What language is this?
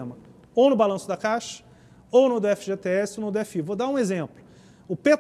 Portuguese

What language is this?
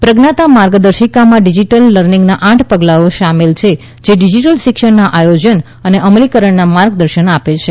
Gujarati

